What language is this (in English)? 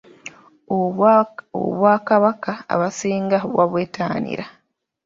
Ganda